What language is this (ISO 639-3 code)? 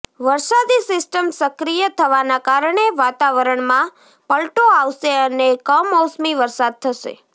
guj